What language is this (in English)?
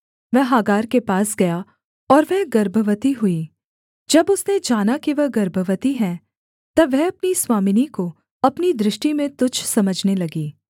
Hindi